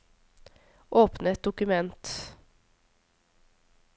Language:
Norwegian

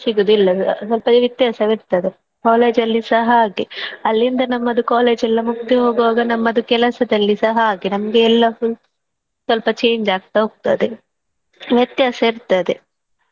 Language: Kannada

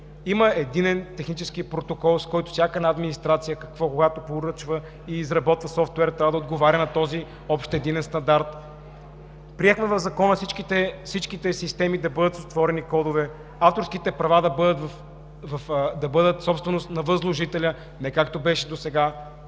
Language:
Bulgarian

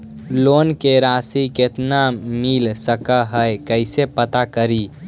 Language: Magahi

